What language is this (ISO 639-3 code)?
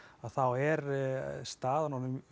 isl